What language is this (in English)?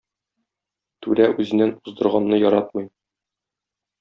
Tatar